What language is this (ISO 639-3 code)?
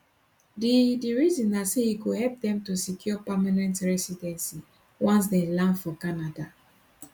pcm